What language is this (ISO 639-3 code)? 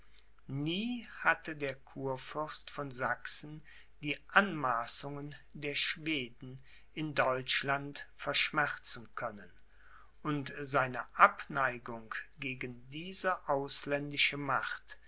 deu